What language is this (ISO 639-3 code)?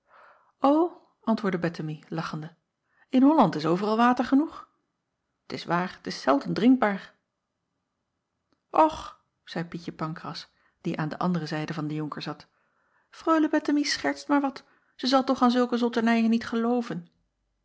nld